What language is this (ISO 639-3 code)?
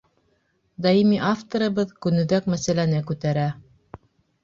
bak